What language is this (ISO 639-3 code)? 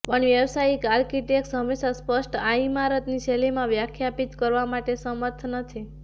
guj